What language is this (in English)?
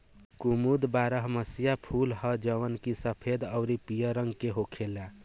Bhojpuri